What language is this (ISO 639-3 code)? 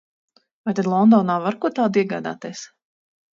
lav